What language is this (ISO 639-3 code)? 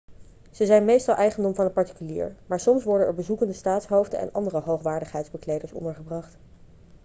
nld